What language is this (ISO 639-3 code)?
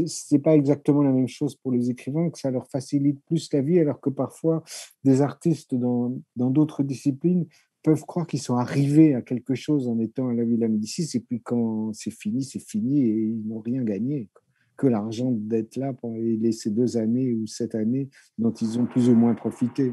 fra